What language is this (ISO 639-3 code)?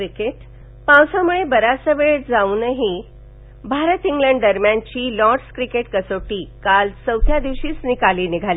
mar